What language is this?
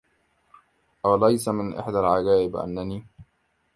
Arabic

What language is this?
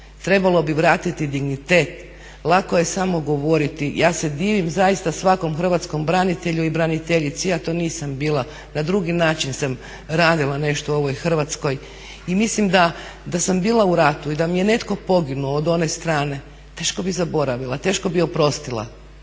Croatian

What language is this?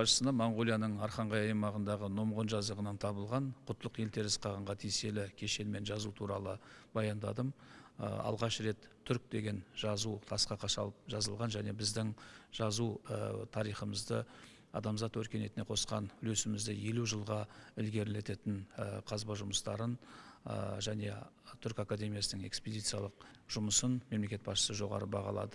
Turkish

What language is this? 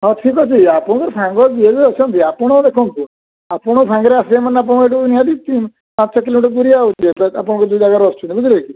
Odia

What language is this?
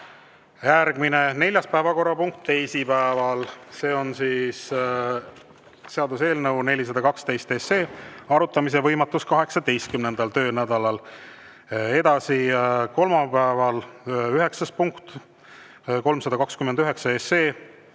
Estonian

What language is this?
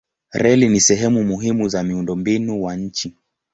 Swahili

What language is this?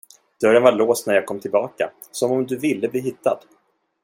Swedish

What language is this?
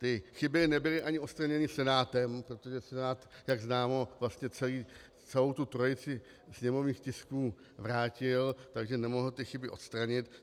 Czech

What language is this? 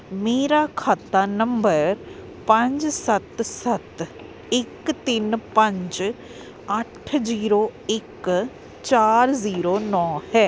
Punjabi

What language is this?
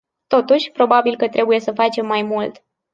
Romanian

